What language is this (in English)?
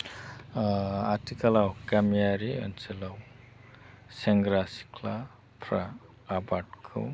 Bodo